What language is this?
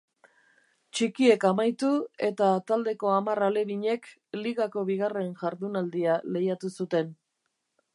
Basque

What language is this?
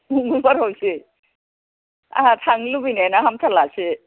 Bodo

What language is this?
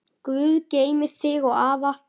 Icelandic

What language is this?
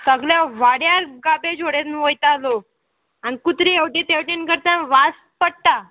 Konkani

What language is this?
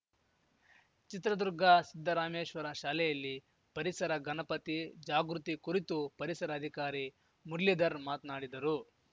Kannada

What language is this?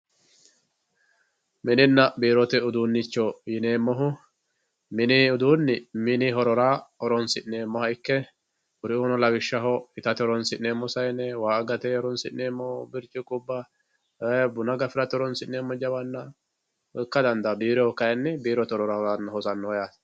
Sidamo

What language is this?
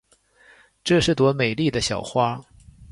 Chinese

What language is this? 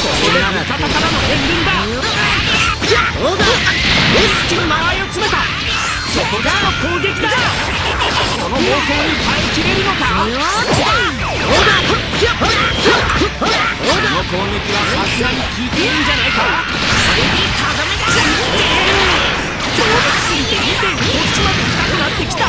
Japanese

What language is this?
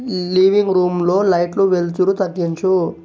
Telugu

